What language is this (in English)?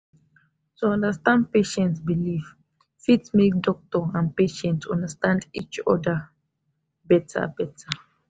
Nigerian Pidgin